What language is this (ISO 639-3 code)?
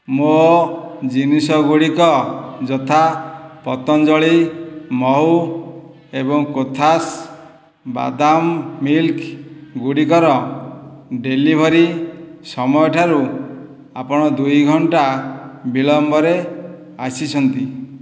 ori